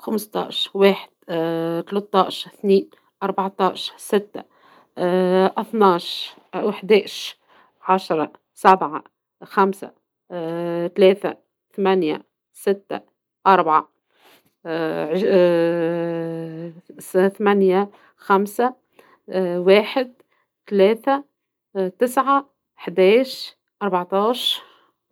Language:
Tunisian Arabic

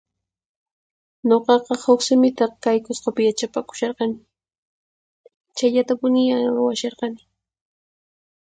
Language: Puno Quechua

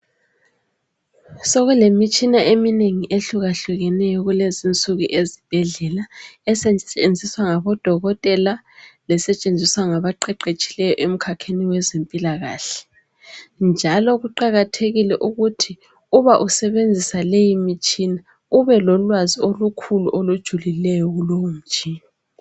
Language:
North Ndebele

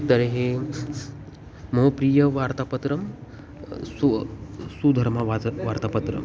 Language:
Sanskrit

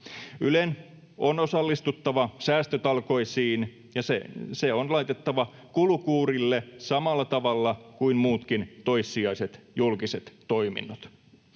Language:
Finnish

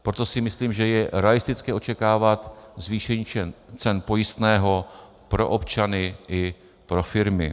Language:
Czech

